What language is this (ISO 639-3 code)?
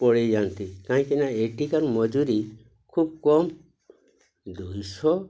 ori